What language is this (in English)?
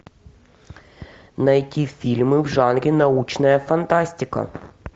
Russian